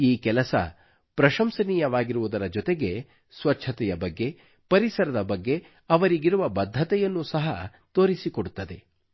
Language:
Kannada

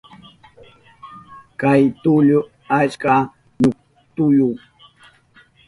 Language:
Southern Pastaza Quechua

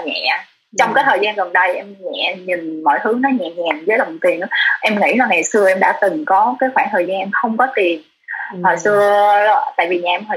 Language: Vietnamese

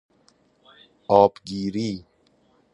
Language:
Persian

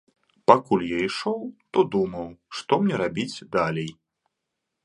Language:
Belarusian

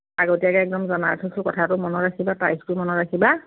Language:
Assamese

